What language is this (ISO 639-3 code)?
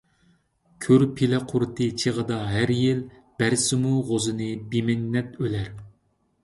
uig